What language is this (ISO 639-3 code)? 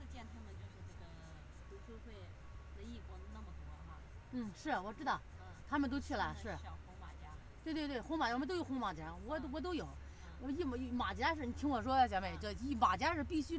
zho